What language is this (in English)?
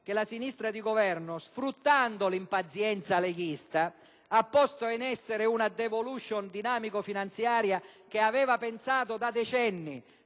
Italian